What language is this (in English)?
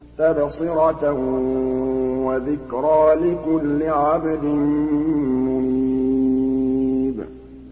Arabic